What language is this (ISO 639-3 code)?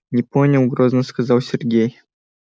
rus